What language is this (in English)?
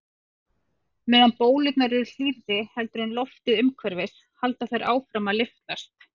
Icelandic